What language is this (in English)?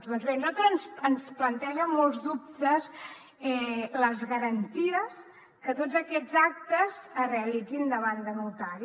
Catalan